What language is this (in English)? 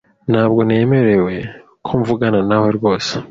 Kinyarwanda